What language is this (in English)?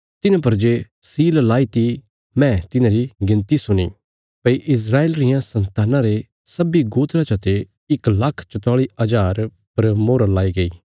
Bilaspuri